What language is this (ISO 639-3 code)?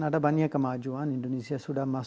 ind